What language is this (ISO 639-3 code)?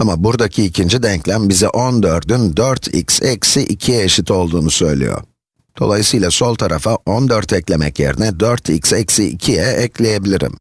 tur